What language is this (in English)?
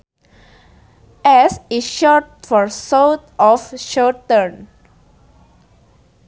Sundanese